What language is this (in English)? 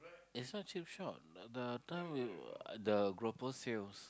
English